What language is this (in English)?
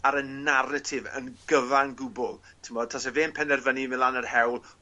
Welsh